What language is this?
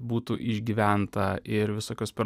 Lithuanian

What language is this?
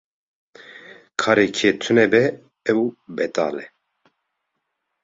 Kurdish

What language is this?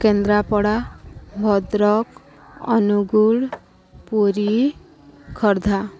Odia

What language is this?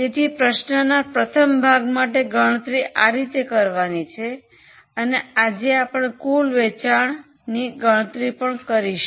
Gujarati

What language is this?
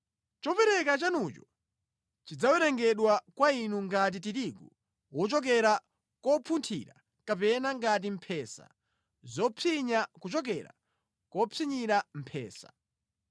Nyanja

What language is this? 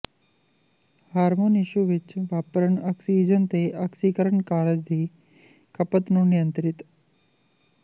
Punjabi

